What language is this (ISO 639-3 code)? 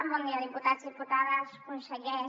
cat